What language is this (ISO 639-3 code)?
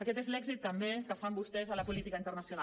cat